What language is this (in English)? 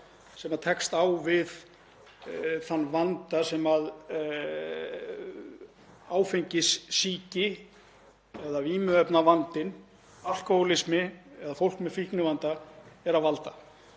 Icelandic